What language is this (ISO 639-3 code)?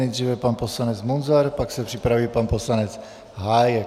ces